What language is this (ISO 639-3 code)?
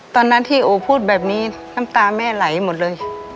tha